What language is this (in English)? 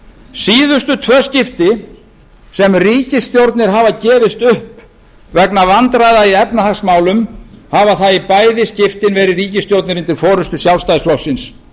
Icelandic